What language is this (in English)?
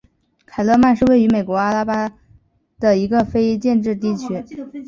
Chinese